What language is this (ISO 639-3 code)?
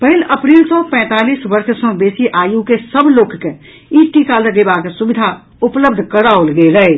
mai